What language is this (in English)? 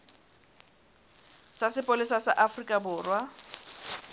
Southern Sotho